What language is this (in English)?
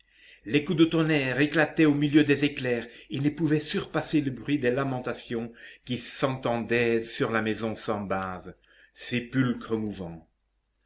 French